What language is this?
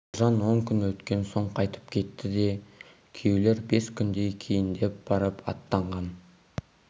Kazakh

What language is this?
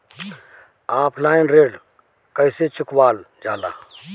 Bhojpuri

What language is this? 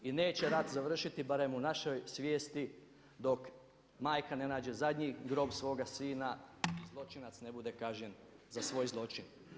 Croatian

